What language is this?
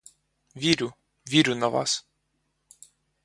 Ukrainian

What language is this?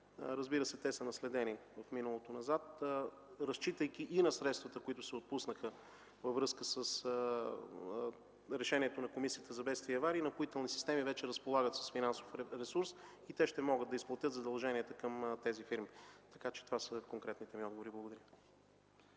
Bulgarian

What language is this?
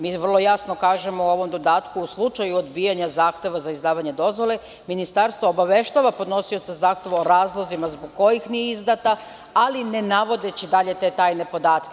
Serbian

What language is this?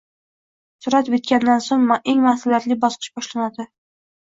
Uzbek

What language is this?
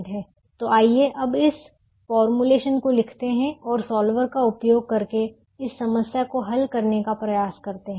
Hindi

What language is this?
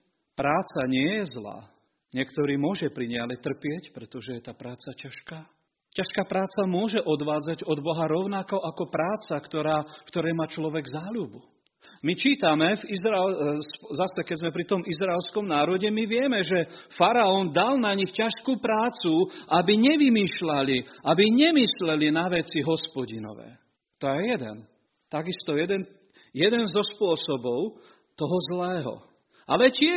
Slovak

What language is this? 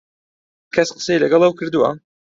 Central Kurdish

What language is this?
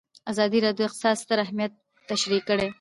Pashto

